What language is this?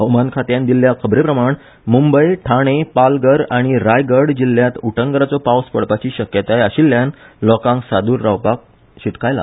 Konkani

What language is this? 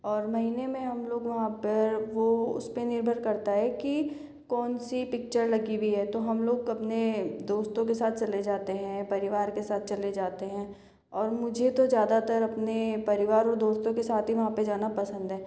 Hindi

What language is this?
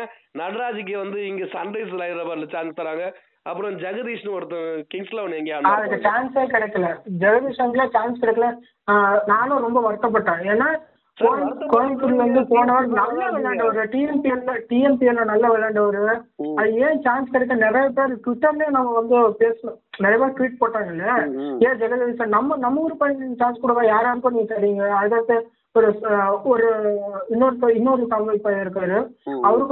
Tamil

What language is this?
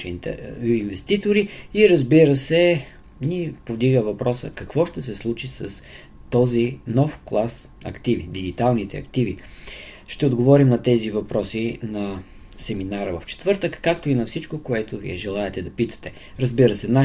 Bulgarian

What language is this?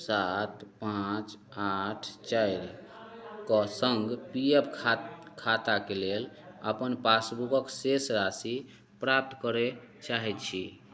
Maithili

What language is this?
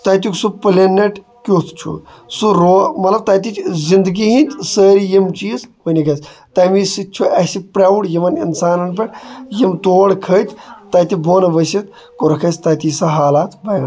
Kashmiri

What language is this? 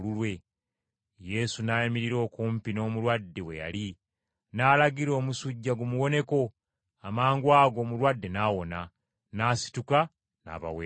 Ganda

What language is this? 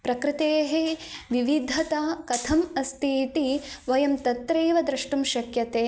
Sanskrit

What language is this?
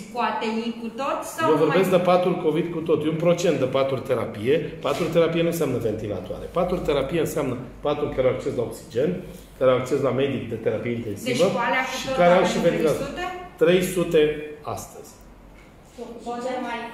Romanian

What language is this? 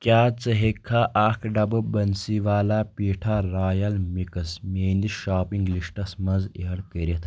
Kashmiri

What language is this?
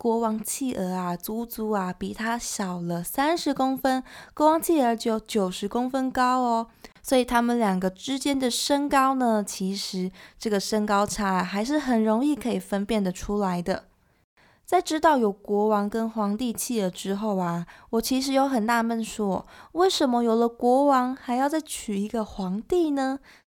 Chinese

